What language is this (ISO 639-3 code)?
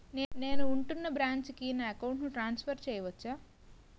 tel